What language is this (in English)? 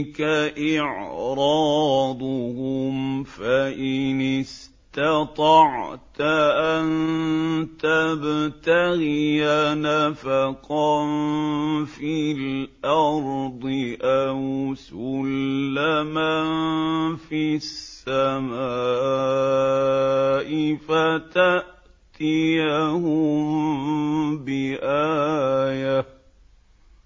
Arabic